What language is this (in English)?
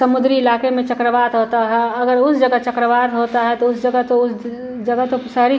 Hindi